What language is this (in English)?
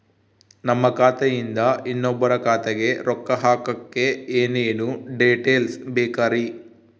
Kannada